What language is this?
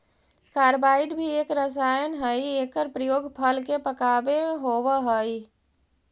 Magahi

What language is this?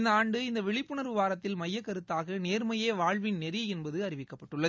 Tamil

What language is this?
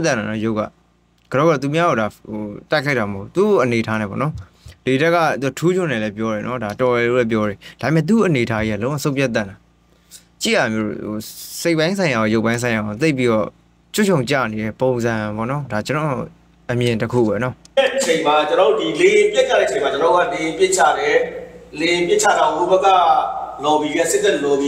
Thai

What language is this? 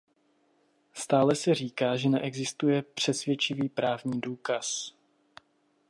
Czech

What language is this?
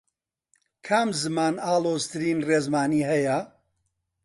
Central Kurdish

